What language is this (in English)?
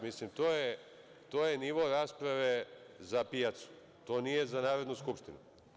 Serbian